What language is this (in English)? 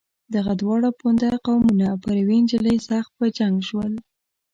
Pashto